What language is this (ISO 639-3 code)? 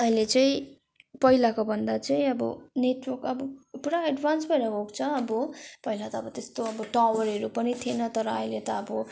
nep